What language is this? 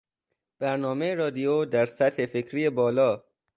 Persian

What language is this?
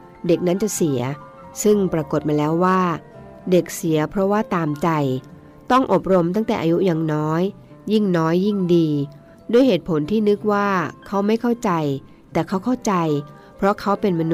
Thai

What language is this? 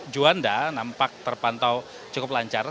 Indonesian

